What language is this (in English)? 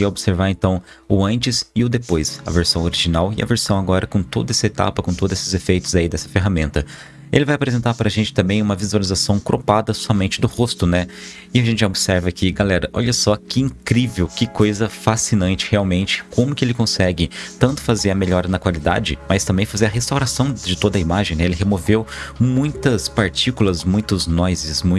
Portuguese